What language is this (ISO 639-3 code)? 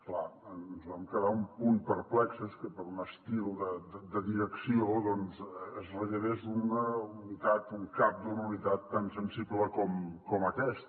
cat